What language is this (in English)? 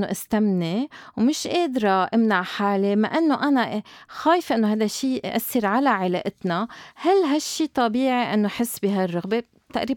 Arabic